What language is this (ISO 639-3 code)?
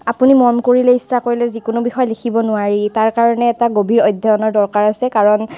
asm